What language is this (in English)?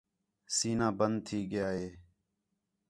Khetrani